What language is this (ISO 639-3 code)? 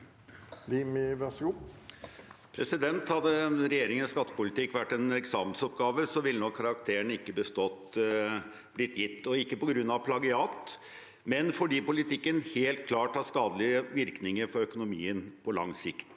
nor